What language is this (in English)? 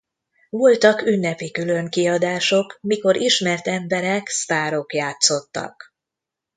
Hungarian